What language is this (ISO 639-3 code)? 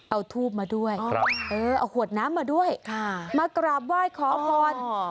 tha